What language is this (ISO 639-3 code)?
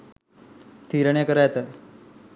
sin